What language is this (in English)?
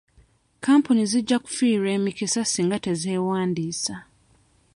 Ganda